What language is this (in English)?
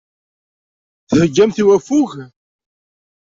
Kabyle